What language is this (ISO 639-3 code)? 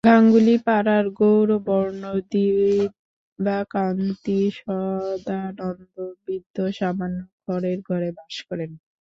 ben